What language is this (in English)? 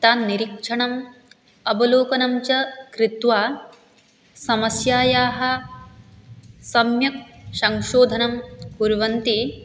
Sanskrit